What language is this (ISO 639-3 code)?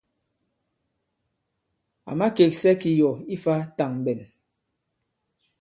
abb